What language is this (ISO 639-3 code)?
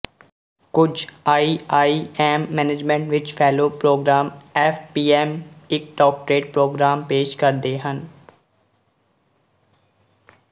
pan